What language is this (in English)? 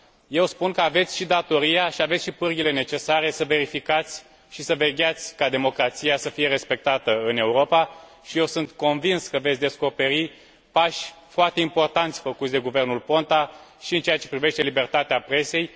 Romanian